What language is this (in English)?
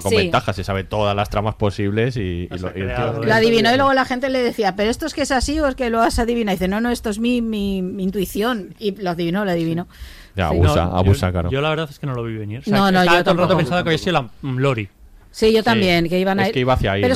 Spanish